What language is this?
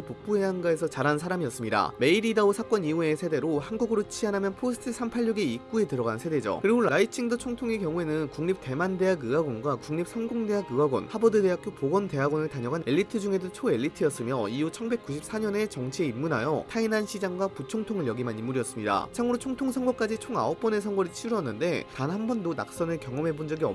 Korean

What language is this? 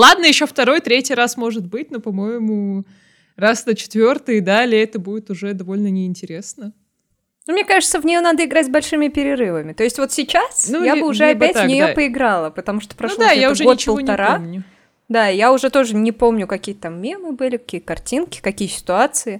Russian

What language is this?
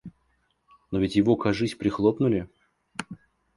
Russian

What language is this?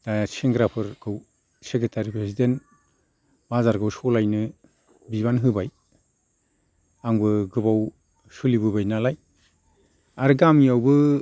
Bodo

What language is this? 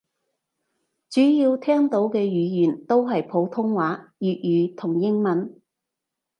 Cantonese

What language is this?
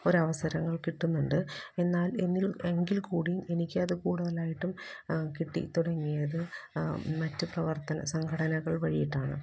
Malayalam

